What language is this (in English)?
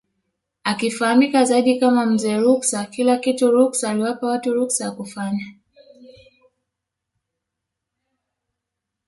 Swahili